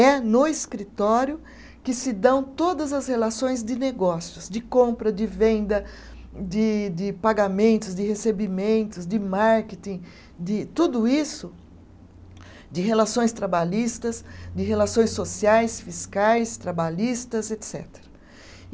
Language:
Portuguese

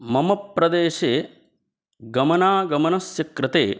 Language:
Sanskrit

